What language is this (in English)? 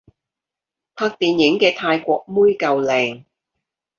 Cantonese